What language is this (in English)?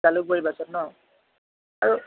Assamese